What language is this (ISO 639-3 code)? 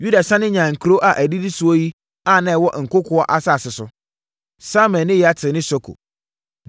aka